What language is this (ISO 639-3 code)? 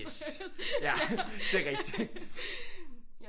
dan